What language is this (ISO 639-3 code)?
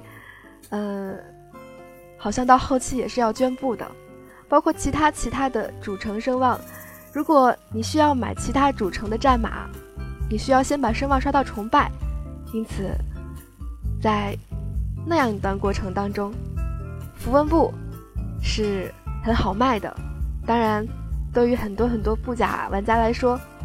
zho